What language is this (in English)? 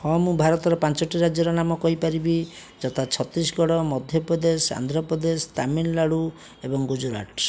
Odia